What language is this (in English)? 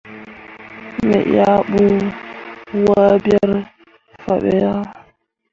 Mundang